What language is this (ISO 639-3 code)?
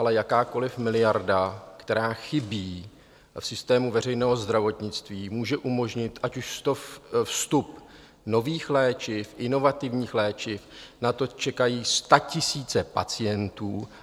ces